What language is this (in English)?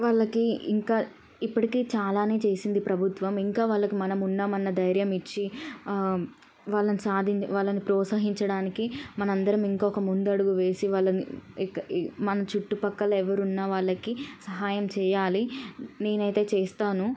Telugu